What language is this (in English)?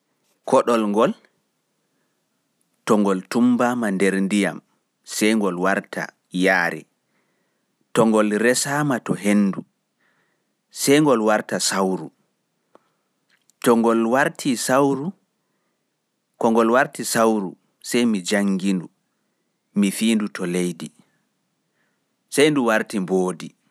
Fula